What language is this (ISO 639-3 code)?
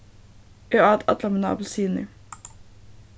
fao